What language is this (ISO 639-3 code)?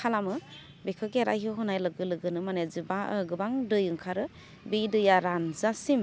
brx